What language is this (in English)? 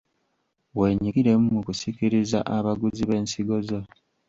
Ganda